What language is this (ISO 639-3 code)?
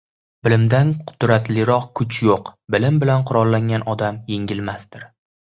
uzb